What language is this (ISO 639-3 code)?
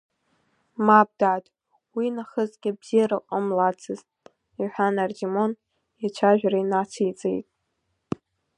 abk